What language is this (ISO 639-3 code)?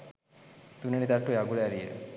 sin